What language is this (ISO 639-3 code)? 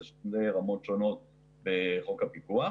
heb